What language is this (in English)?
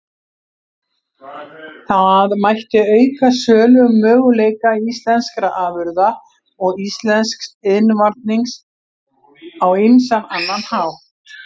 Icelandic